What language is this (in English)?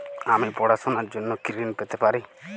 Bangla